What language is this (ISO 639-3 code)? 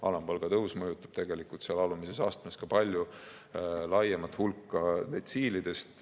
est